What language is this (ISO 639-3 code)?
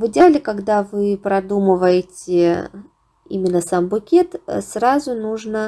rus